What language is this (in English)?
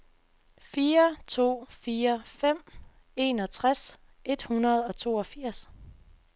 Danish